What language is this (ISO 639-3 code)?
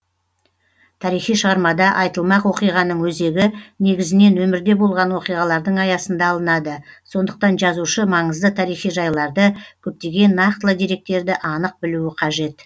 kaz